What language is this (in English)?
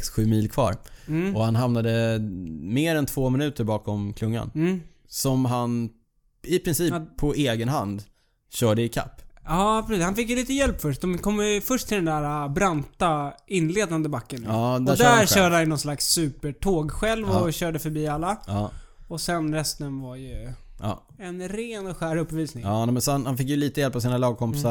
Swedish